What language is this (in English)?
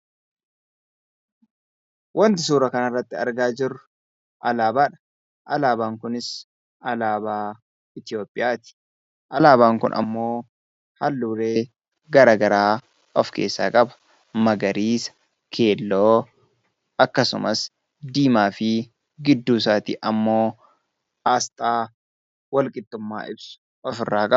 Oromo